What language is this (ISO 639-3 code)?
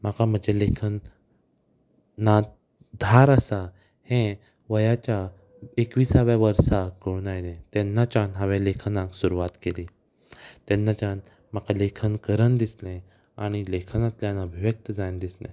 kok